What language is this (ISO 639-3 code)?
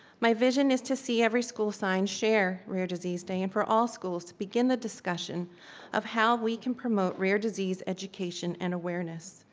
eng